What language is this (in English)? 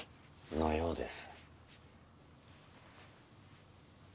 Japanese